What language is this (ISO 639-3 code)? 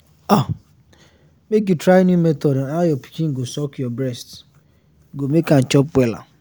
pcm